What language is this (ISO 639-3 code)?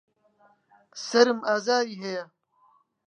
ckb